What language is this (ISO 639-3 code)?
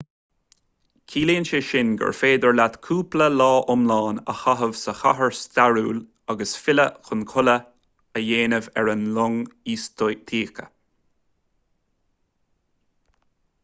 gle